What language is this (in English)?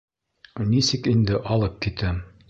Bashkir